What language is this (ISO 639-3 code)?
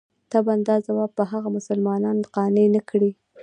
pus